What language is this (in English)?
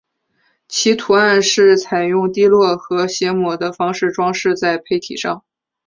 Chinese